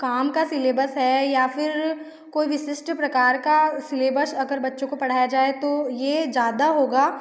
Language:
Hindi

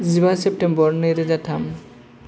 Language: Bodo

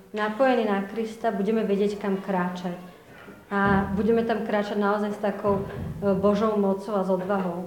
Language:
Slovak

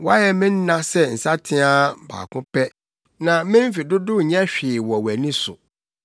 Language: Akan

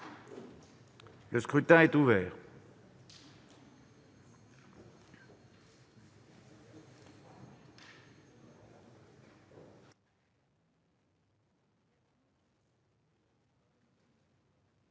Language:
French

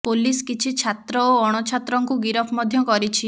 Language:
Odia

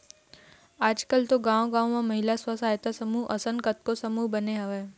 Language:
Chhattisgarhi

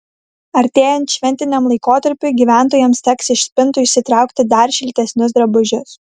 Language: Lithuanian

